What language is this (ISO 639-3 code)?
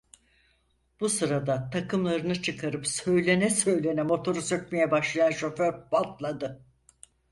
tur